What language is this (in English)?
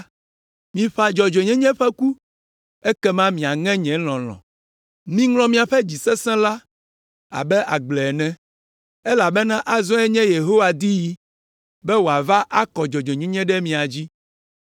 Ewe